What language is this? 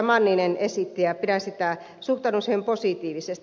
Finnish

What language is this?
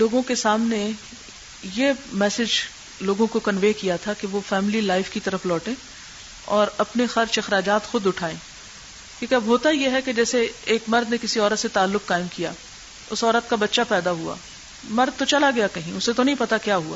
Urdu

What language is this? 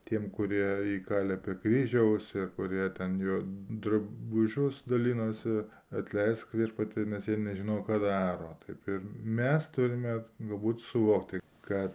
Lithuanian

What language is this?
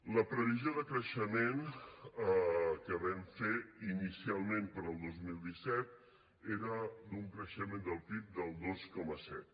Catalan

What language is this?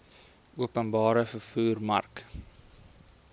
Afrikaans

